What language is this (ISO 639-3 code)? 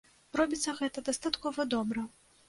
bel